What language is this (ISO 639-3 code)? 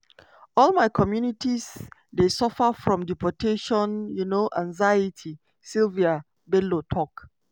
pcm